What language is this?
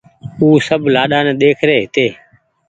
Goaria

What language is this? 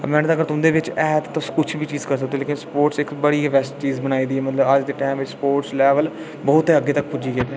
Dogri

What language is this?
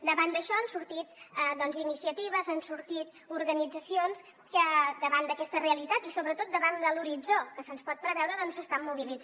Catalan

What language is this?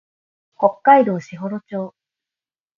Japanese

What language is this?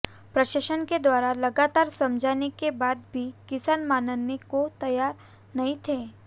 Hindi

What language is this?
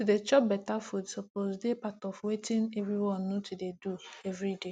Nigerian Pidgin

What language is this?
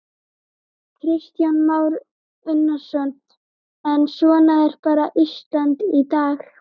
Icelandic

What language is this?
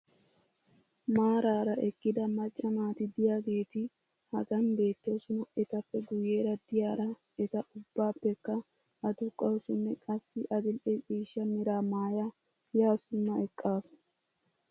Wolaytta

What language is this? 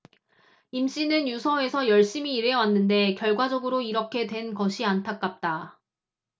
Korean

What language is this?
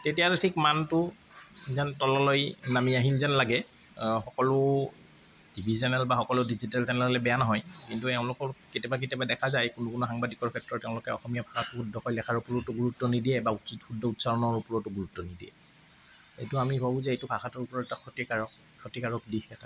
Assamese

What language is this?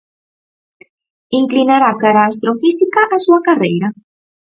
Galician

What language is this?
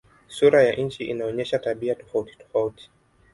Swahili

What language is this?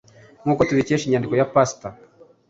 Kinyarwanda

